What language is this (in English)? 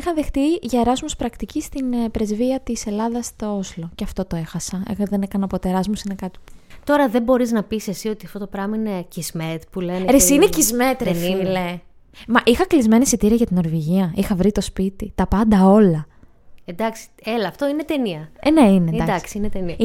Greek